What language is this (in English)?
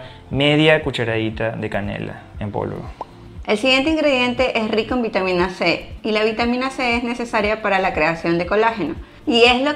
Spanish